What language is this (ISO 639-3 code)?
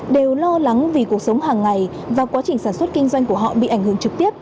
vie